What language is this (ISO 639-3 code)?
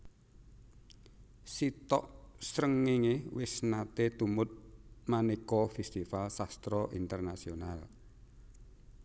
jav